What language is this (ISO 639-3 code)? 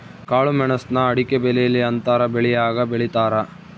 kan